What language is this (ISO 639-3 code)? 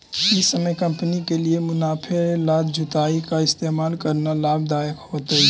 mag